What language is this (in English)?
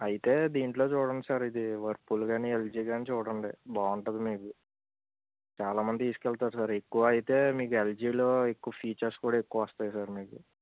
Telugu